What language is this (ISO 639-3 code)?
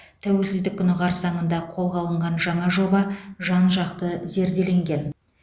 kaz